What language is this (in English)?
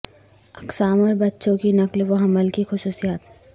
Urdu